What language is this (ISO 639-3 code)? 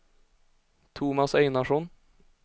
swe